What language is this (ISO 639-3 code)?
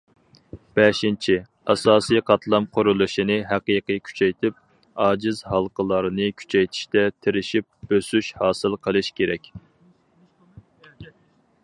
uig